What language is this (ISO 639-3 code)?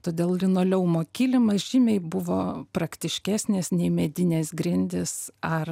lit